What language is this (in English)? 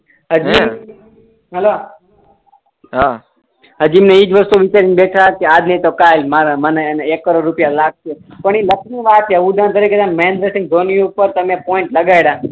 Gujarati